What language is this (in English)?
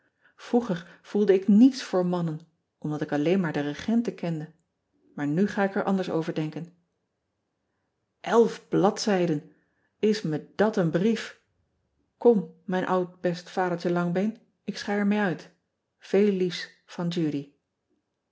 Dutch